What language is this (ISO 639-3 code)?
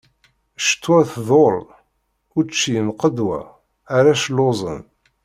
kab